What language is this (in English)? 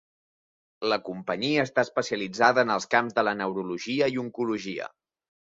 Catalan